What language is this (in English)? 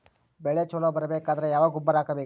Kannada